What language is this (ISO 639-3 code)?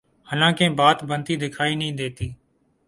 urd